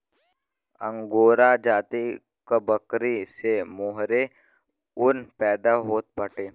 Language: Bhojpuri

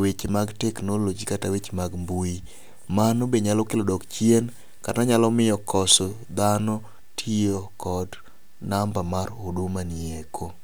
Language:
Luo (Kenya and Tanzania)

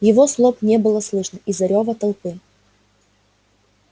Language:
Russian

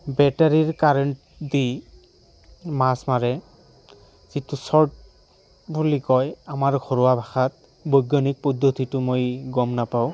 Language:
Assamese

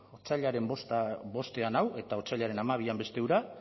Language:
Basque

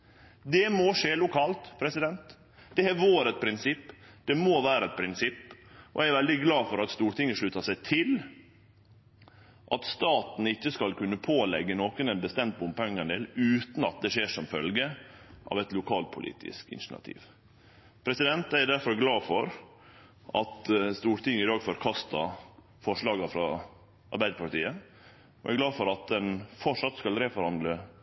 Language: Norwegian Nynorsk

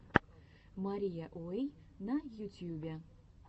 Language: Russian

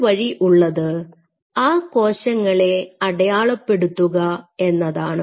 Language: Malayalam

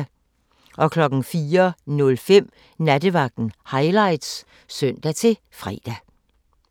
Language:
Danish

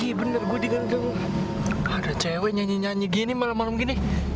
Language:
Indonesian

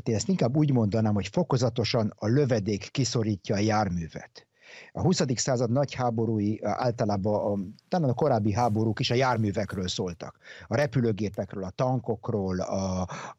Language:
Hungarian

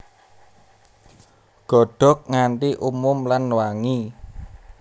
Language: Javanese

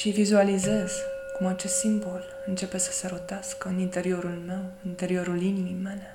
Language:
Romanian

